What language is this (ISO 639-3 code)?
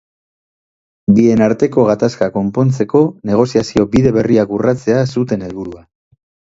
eus